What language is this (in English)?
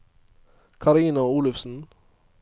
Norwegian